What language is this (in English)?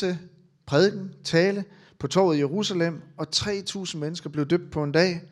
Danish